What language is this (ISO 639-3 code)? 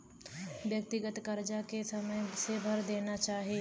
bho